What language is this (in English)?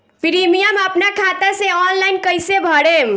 Bhojpuri